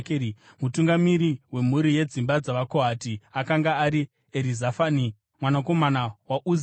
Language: Shona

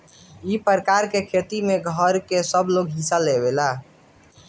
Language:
Bhojpuri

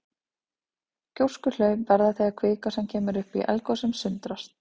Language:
Icelandic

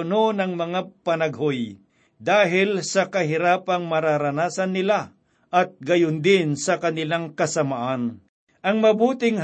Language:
Filipino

